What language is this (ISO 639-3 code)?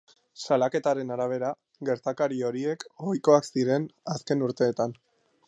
eus